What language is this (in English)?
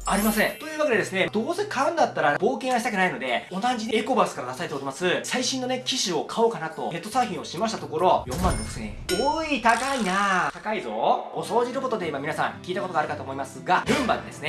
Japanese